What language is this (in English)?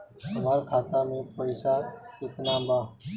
Bhojpuri